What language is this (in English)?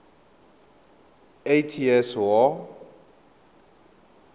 Tswana